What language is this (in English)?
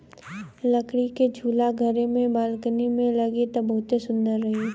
Bhojpuri